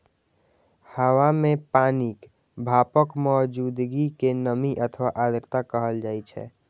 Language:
Maithili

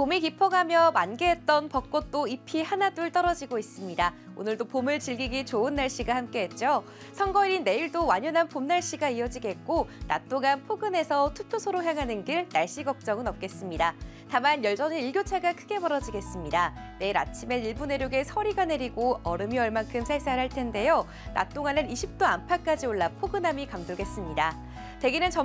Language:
Korean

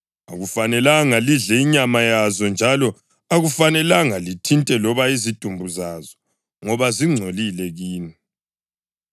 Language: North Ndebele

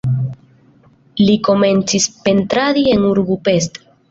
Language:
Esperanto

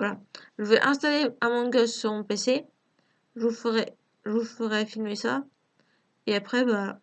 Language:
French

